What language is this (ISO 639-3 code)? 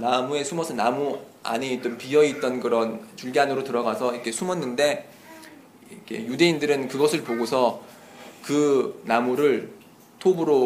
kor